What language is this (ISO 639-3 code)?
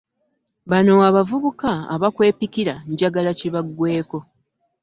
lug